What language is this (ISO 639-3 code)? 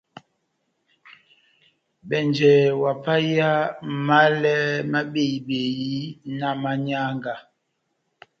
bnm